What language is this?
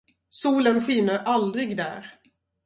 Swedish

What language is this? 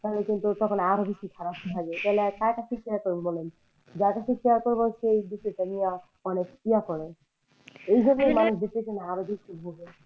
Bangla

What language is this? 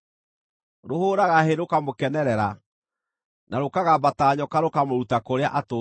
Kikuyu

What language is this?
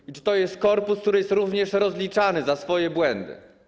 Polish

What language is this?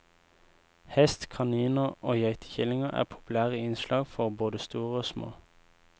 Norwegian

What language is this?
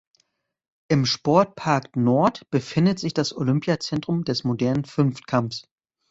German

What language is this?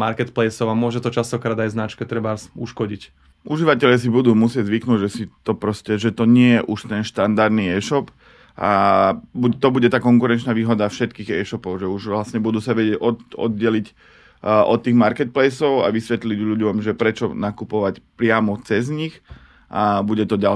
Slovak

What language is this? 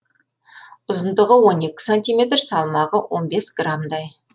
Kazakh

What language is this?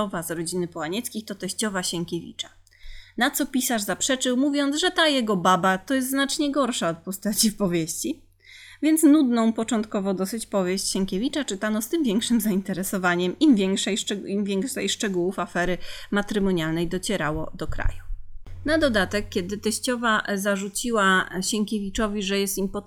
Polish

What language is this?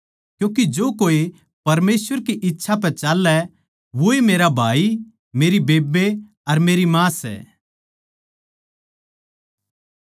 Haryanvi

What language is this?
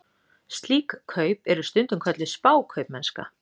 Icelandic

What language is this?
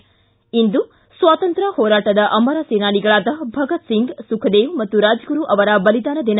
Kannada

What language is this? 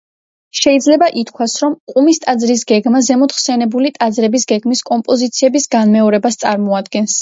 Georgian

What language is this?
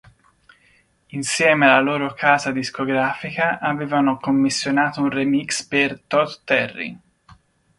Italian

